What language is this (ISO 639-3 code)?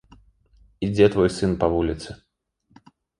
bel